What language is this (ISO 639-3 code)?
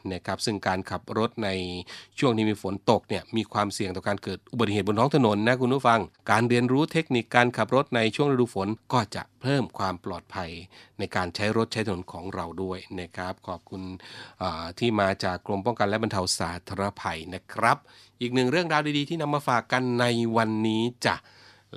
tha